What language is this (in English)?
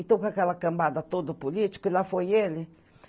Portuguese